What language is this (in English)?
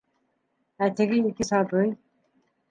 Bashkir